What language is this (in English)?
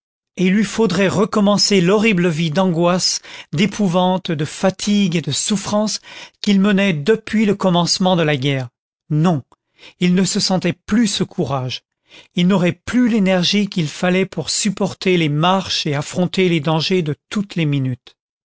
French